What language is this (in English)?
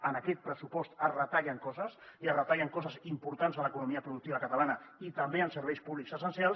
Catalan